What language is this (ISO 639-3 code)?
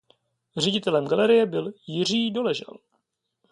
ces